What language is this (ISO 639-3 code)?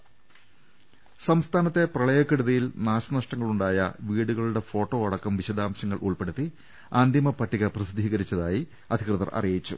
mal